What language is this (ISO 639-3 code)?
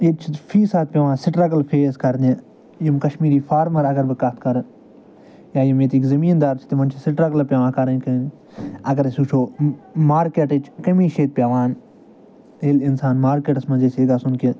kas